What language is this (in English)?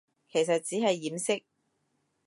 Cantonese